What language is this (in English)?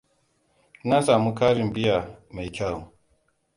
Hausa